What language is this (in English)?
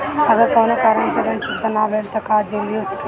Bhojpuri